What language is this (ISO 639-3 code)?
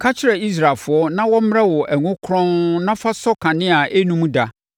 aka